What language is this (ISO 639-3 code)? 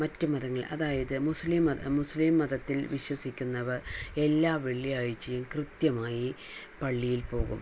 mal